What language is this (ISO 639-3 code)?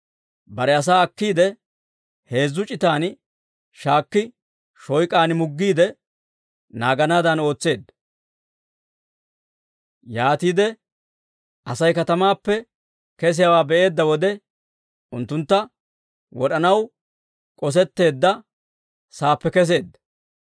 dwr